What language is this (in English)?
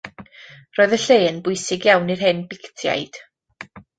Welsh